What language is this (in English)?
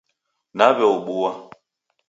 Taita